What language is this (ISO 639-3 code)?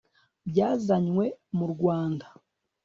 kin